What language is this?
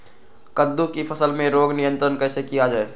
Magahi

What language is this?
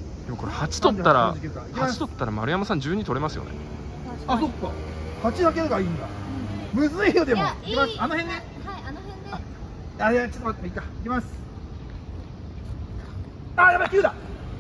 Japanese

